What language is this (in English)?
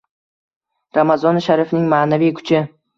Uzbek